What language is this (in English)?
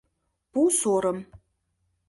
Mari